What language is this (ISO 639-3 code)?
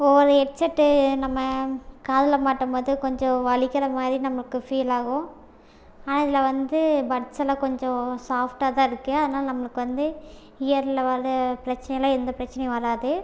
tam